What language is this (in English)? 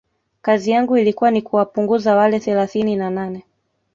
Swahili